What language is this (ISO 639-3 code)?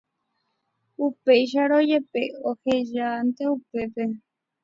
grn